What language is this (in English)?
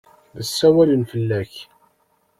Kabyle